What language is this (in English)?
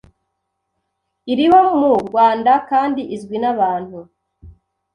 Kinyarwanda